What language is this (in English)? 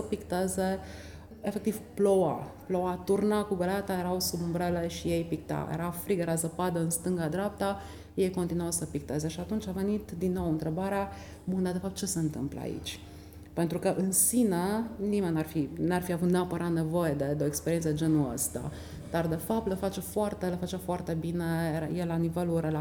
Romanian